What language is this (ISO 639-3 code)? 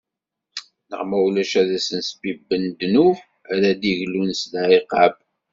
kab